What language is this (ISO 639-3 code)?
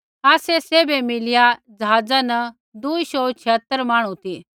kfx